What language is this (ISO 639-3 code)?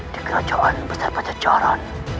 ind